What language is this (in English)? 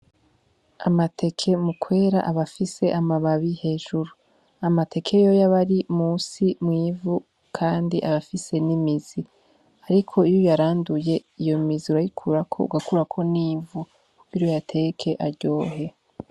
Rundi